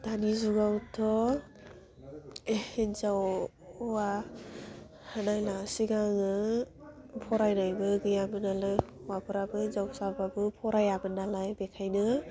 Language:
Bodo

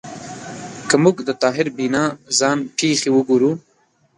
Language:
Pashto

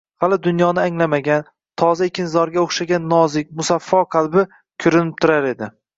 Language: Uzbek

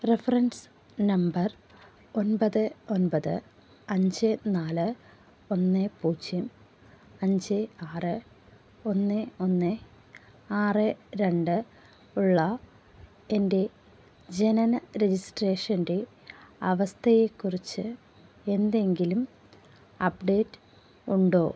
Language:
Malayalam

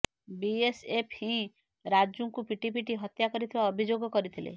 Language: Odia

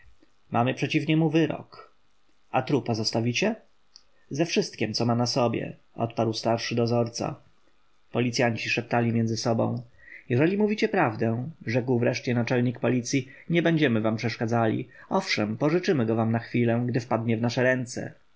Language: Polish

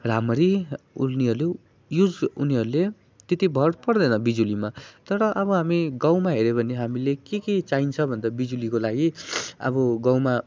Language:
Nepali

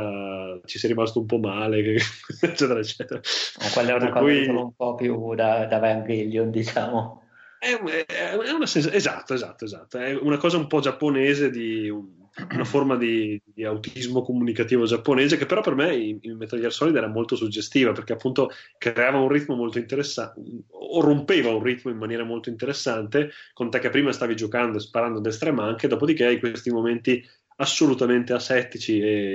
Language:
Italian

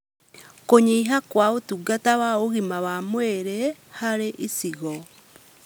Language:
Kikuyu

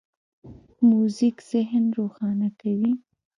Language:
Pashto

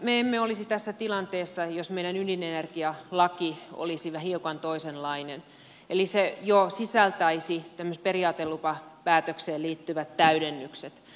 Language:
Finnish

